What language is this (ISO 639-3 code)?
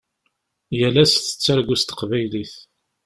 kab